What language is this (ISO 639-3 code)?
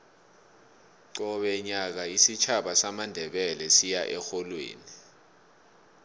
nbl